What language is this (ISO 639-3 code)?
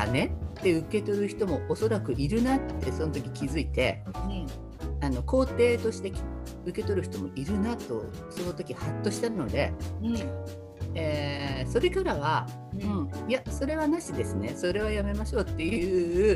jpn